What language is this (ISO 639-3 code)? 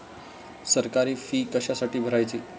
mar